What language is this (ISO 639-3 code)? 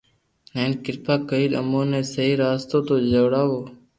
lrk